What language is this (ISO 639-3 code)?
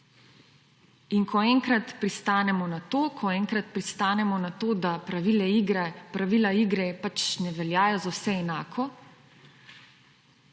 slv